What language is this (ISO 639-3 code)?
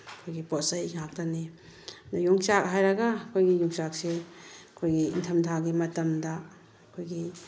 mni